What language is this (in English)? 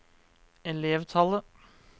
Norwegian